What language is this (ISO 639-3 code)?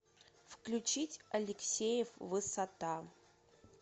rus